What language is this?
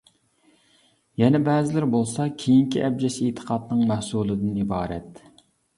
Uyghur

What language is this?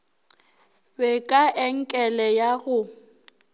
Northern Sotho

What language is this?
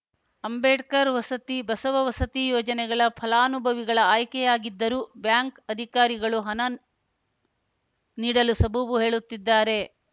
Kannada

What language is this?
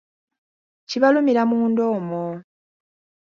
Ganda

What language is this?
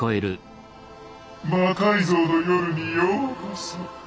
Japanese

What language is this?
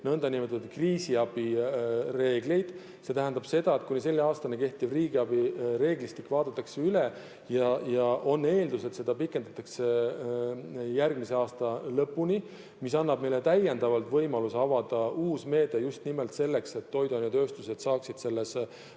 Estonian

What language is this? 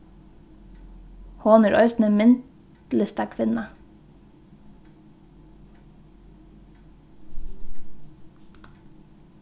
Faroese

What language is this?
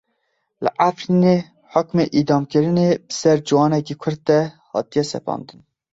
Kurdish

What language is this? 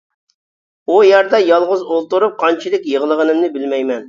Uyghur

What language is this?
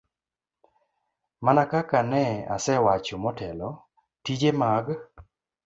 Luo (Kenya and Tanzania)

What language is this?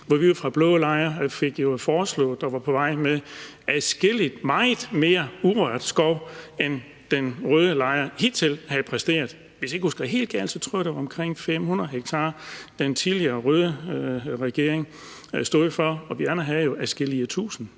Danish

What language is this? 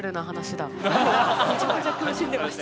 Japanese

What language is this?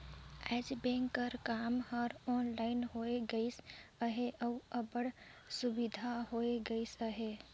Chhattisgarhi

